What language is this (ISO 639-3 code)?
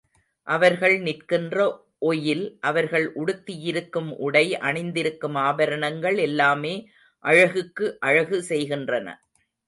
tam